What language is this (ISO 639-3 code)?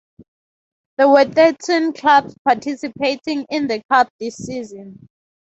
eng